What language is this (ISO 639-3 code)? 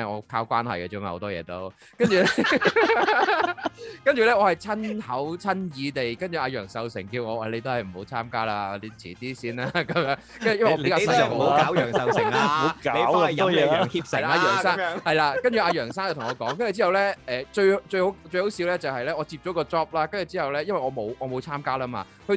zho